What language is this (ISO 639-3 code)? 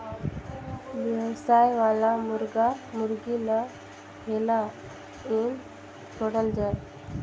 hne